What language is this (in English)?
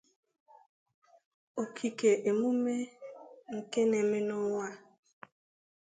Igbo